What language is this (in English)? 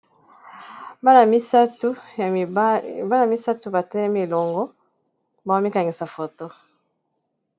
Lingala